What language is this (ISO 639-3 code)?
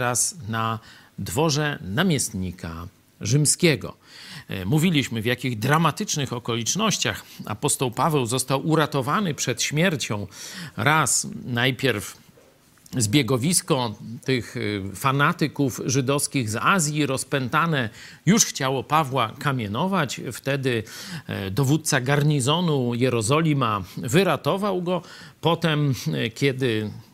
pol